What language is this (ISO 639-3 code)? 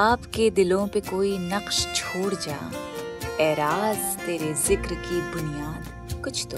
hin